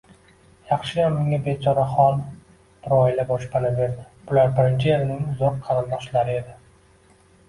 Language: Uzbek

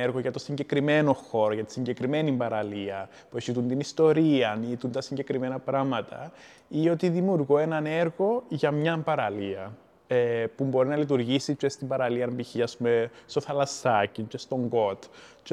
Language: Greek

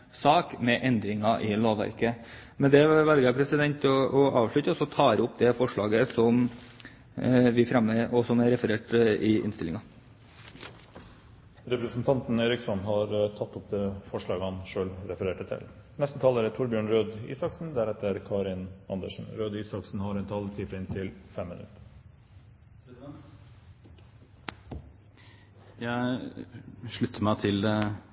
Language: Norwegian Bokmål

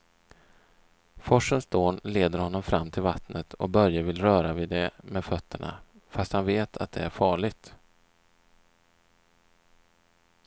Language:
Swedish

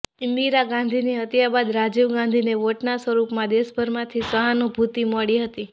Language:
Gujarati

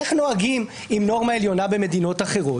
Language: Hebrew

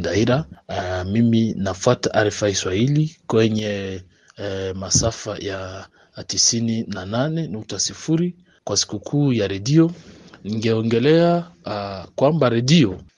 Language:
Swahili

